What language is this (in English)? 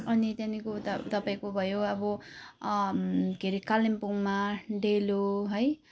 Nepali